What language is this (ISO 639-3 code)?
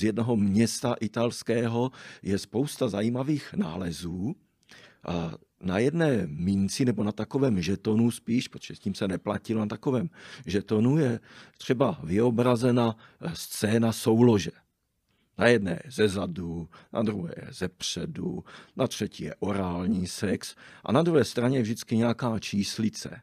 ces